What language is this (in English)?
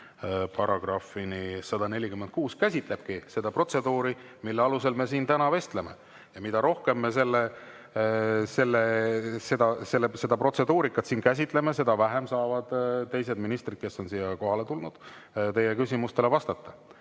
Estonian